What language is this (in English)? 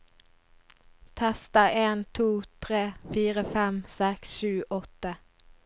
Norwegian